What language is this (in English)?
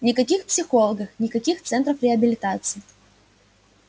Russian